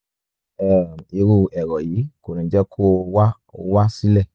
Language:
Yoruba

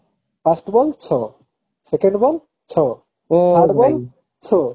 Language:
Odia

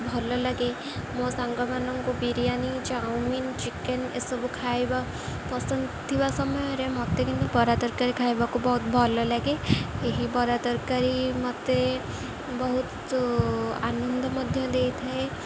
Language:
Odia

